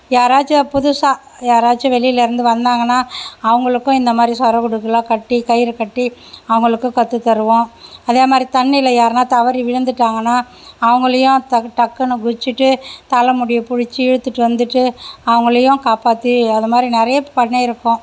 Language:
Tamil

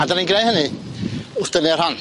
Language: Welsh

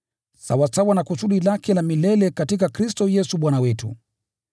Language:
Swahili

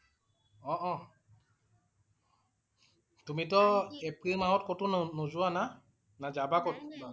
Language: Assamese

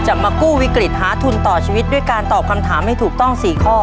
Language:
Thai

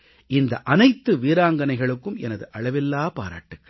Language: Tamil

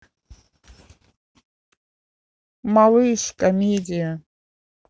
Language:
Russian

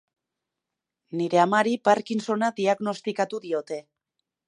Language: Basque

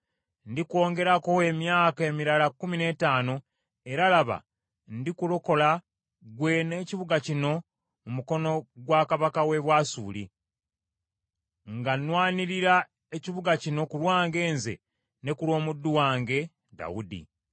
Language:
Ganda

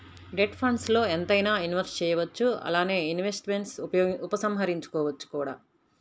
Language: Telugu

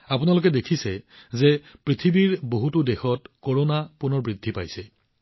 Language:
Assamese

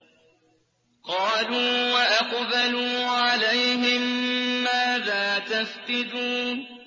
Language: Arabic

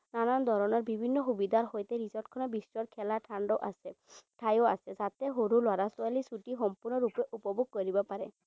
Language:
Assamese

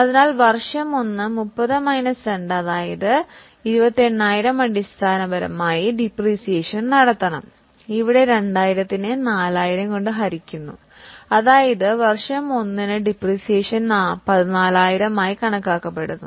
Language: Malayalam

